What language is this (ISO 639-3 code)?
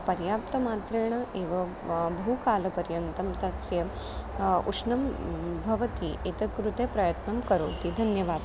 san